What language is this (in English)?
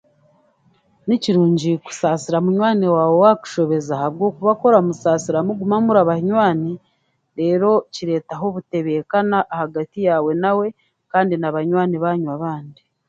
Chiga